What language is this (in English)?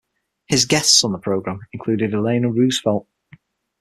English